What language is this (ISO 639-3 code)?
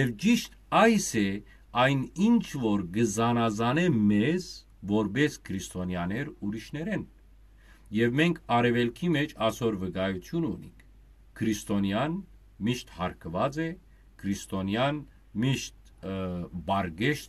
tur